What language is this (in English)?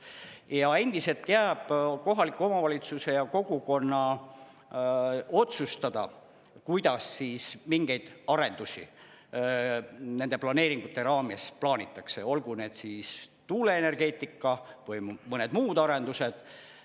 Estonian